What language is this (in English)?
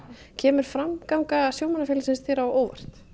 Icelandic